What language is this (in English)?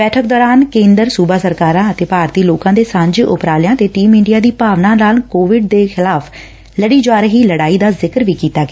Punjabi